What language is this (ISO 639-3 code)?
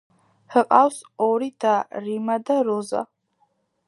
kat